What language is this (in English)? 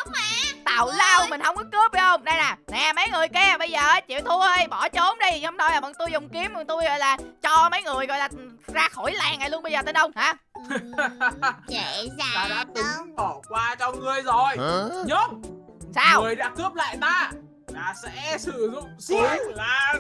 Vietnamese